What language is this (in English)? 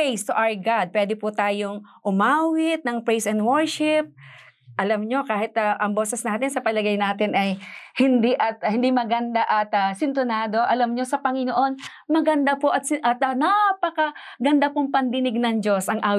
Filipino